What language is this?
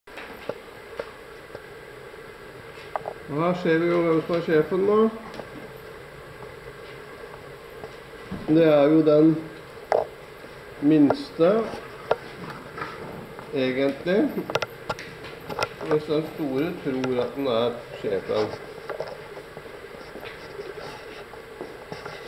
Latvian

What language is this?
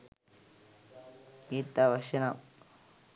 Sinhala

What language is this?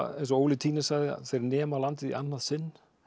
Icelandic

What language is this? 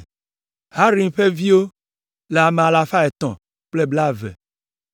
Ewe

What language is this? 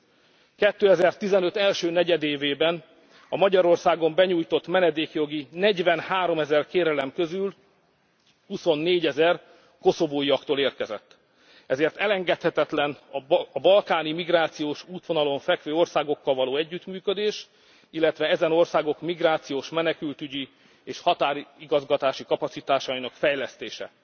Hungarian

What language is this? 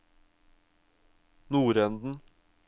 Norwegian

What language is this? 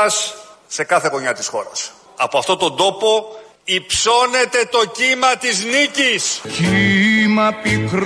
Greek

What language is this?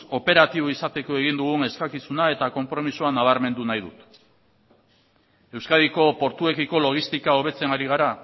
Basque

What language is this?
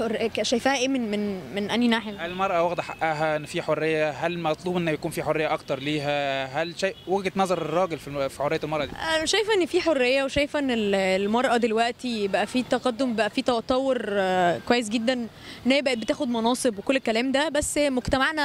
Arabic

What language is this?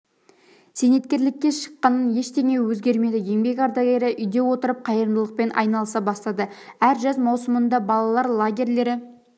Kazakh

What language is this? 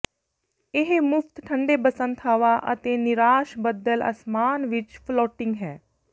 Punjabi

